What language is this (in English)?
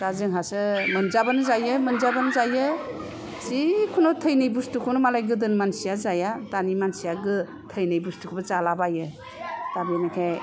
Bodo